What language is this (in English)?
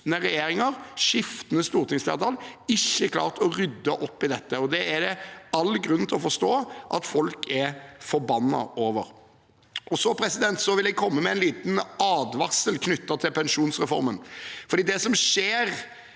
Norwegian